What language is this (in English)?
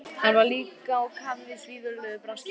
Icelandic